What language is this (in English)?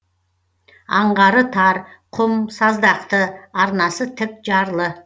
Kazakh